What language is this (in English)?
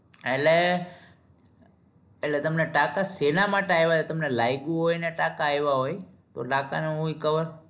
Gujarati